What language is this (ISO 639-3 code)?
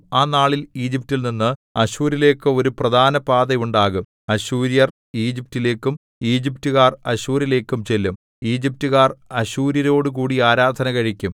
mal